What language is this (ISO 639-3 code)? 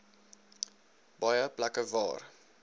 afr